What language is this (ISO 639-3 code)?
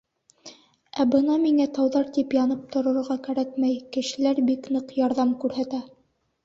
bak